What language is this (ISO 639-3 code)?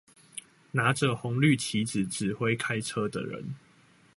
zho